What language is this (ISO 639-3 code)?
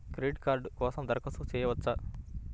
tel